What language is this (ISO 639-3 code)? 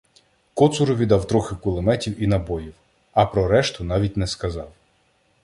ukr